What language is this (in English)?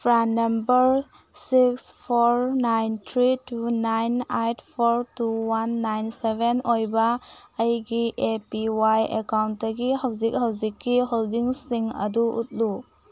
Manipuri